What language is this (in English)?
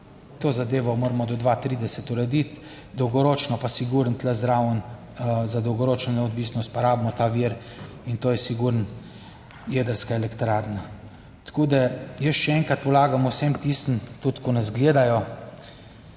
Slovenian